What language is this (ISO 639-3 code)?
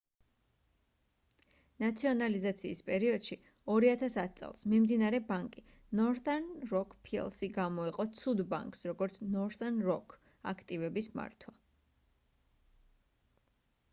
kat